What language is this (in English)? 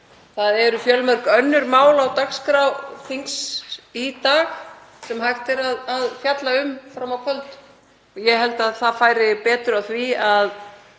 Icelandic